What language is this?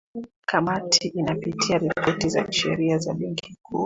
Swahili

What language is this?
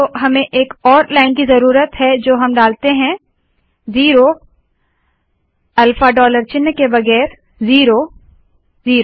Hindi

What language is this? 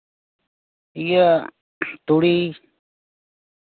Santali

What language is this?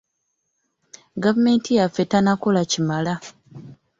Ganda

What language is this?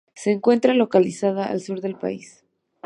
Spanish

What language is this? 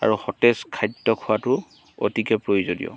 Assamese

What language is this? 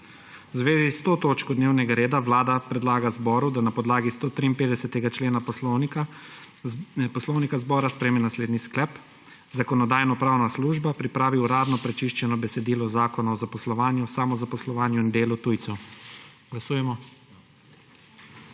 Slovenian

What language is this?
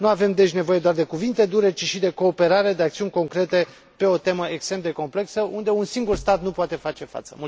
Romanian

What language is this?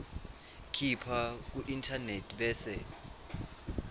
Swati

